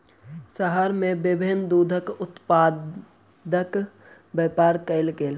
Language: Maithili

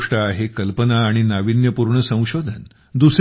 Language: Marathi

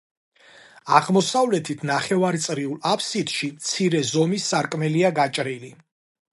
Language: Georgian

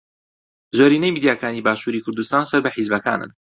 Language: Central Kurdish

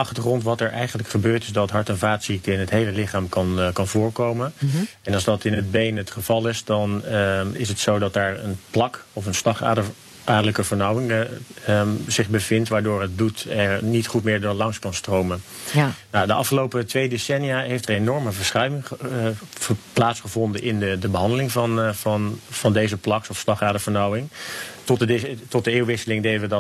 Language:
Dutch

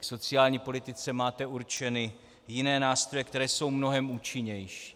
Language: Czech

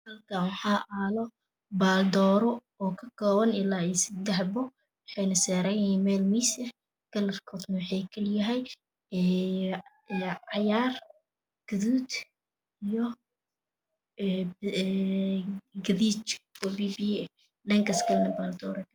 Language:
Somali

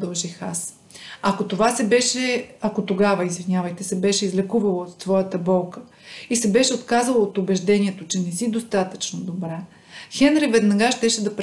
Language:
Bulgarian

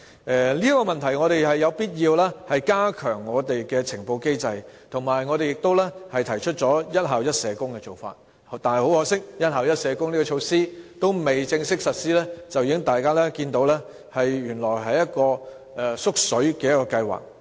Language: Cantonese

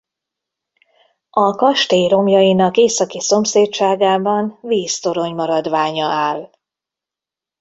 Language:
Hungarian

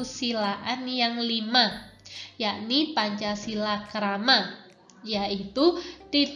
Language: Indonesian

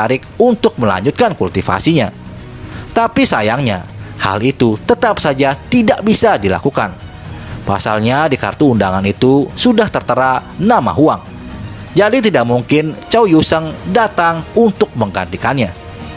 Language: Indonesian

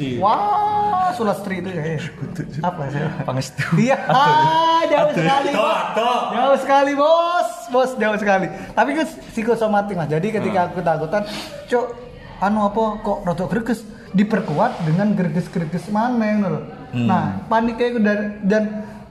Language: Indonesian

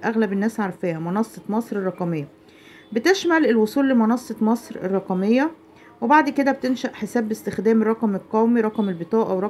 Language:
Arabic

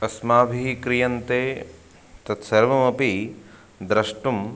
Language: Sanskrit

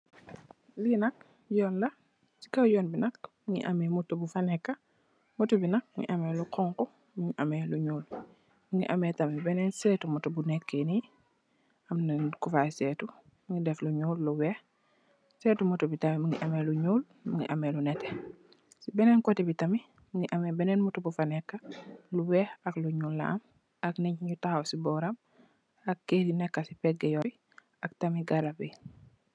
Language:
Wolof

